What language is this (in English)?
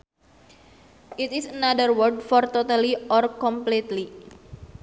Sundanese